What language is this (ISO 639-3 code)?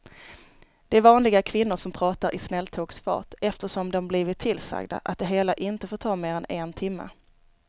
swe